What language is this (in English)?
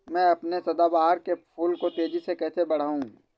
Hindi